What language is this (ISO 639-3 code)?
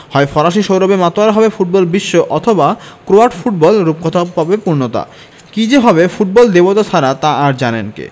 ben